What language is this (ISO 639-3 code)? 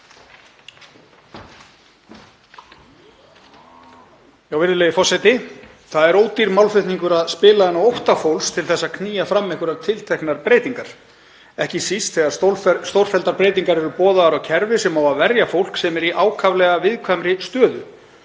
isl